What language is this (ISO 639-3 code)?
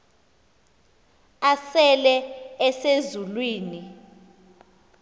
xho